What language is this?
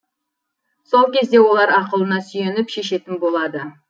Kazakh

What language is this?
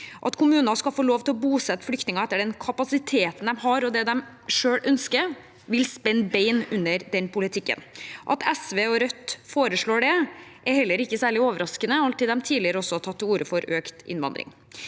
Norwegian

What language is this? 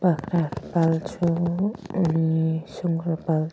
Nepali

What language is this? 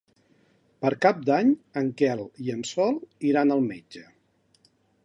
Catalan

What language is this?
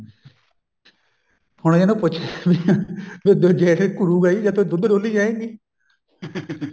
Punjabi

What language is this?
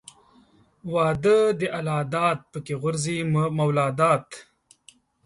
Pashto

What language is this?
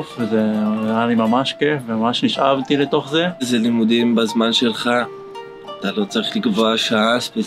Hebrew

